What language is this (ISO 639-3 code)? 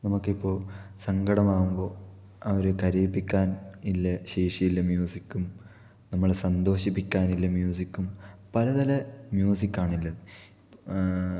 mal